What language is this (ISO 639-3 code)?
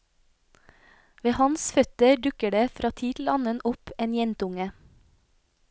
nor